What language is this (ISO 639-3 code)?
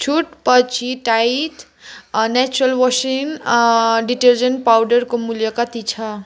nep